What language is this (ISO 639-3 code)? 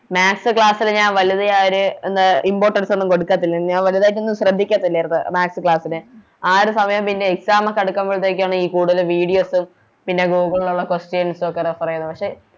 mal